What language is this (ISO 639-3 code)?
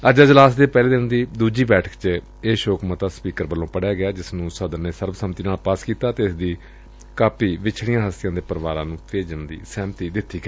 pan